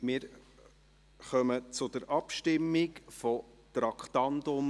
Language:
Swiss German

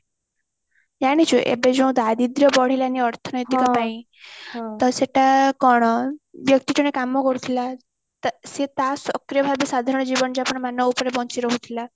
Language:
Odia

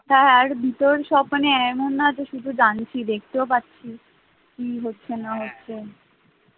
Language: Bangla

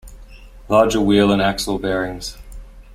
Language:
English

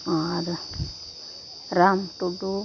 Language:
Santali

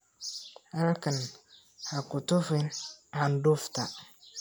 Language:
Somali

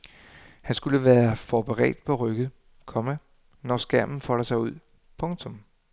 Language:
Danish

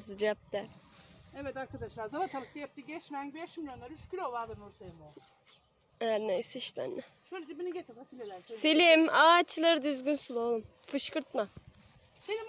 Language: Turkish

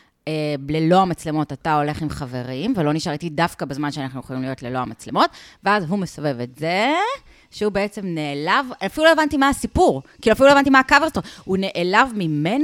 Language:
Hebrew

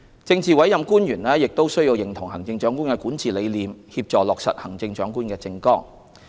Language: Cantonese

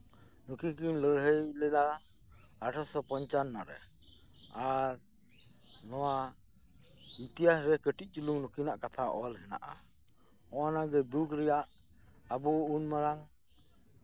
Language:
Santali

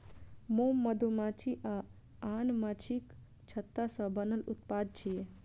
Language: Maithili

